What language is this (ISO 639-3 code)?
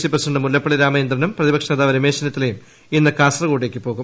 mal